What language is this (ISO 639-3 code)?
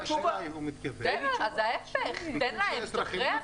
heb